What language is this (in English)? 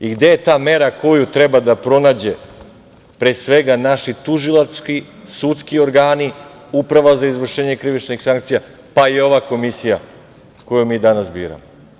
Serbian